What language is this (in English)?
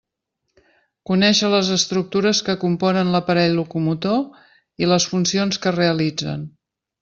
Catalan